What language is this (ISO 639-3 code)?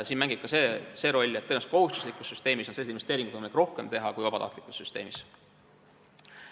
est